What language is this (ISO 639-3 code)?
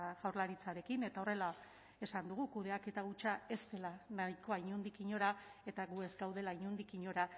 eus